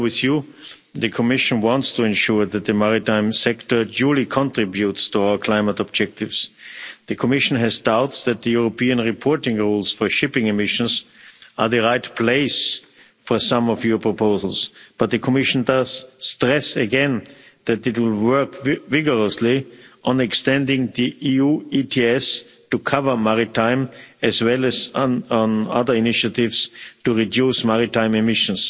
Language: English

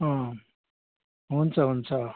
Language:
Nepali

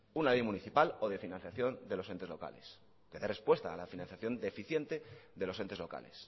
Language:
Spanish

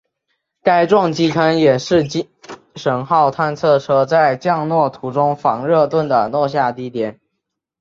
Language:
Chinese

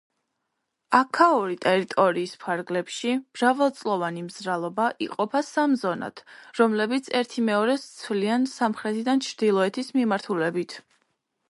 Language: Georgian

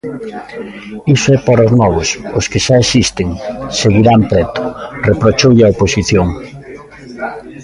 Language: Galician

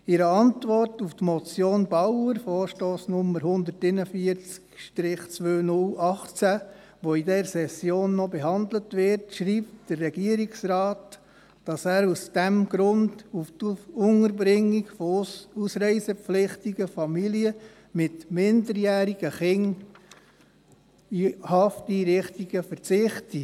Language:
Swiss German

